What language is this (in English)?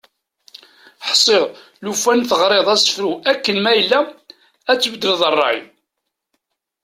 Kabyle